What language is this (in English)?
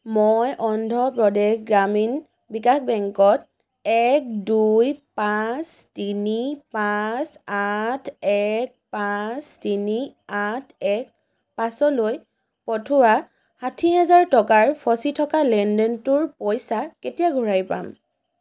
Assamese